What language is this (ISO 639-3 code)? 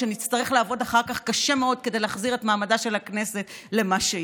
heb